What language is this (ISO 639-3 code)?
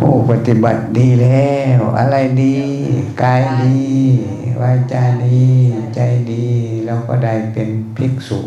tha